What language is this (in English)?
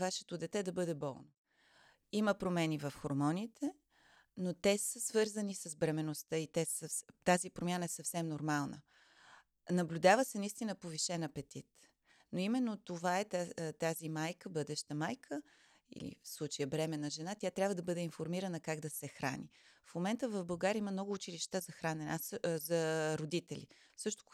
Bulgarian